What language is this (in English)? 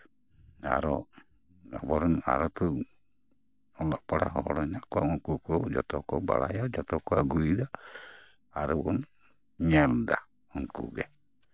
Santali